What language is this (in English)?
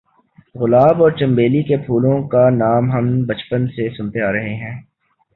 Urdu